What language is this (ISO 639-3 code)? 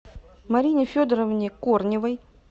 rus